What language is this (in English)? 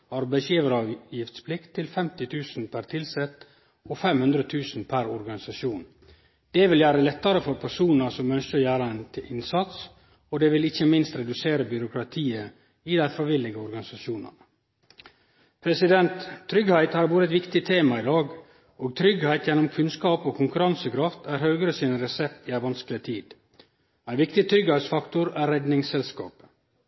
Norwegian Nynorsk